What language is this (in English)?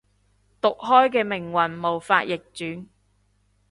Cantonese